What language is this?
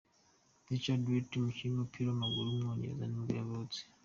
Kinyarwanda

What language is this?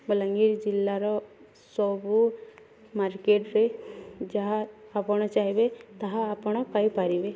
Odia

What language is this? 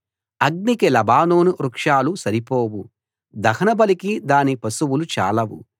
Telugu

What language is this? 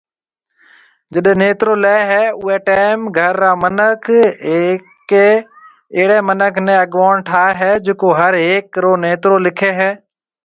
Marwari (Pakistan)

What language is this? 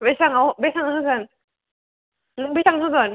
Bodo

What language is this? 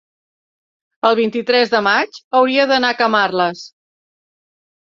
Catalan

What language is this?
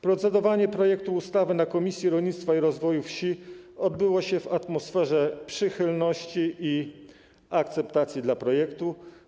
Polish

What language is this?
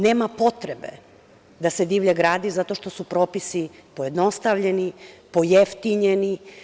Serbian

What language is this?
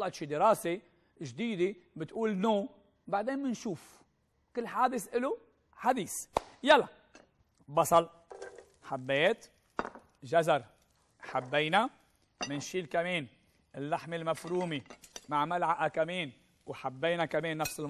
Arabic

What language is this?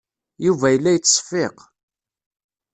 Kabyle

